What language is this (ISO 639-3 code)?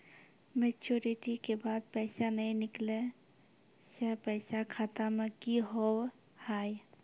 mai